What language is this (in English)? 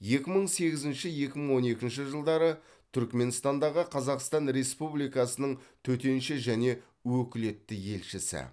Kazakh